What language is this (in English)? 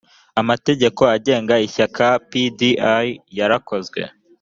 Kinyarwanda